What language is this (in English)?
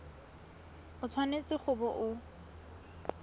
Tswana